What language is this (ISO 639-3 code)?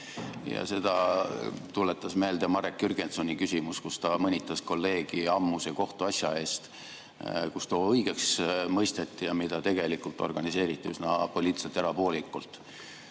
est